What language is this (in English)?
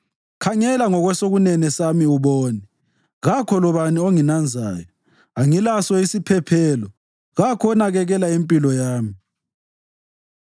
North Ndebele